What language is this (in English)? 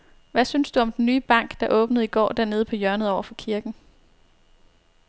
Danish